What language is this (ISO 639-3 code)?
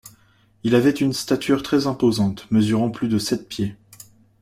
fra